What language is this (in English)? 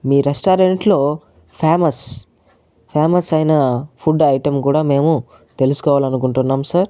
Telugu